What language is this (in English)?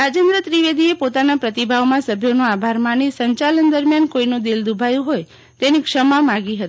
Gujarati